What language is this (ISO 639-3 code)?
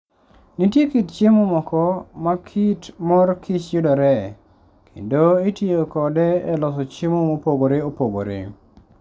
luo